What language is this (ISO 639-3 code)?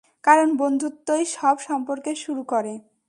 ben